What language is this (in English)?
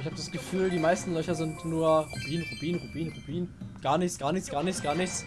German